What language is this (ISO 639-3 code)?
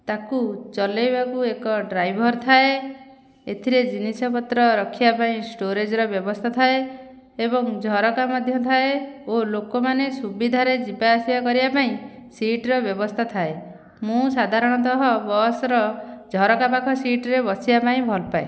ori